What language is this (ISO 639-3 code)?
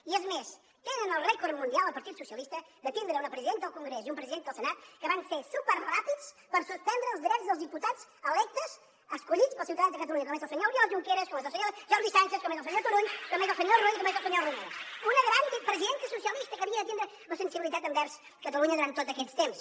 cat